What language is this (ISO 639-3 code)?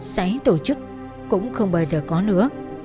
vie